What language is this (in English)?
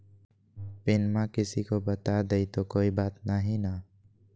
Magahi